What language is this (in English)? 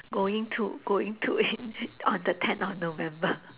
English